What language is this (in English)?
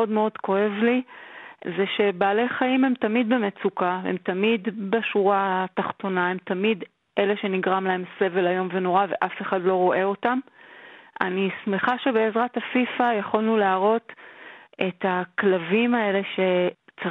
Hebrew